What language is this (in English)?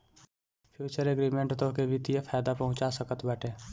Bhojpuri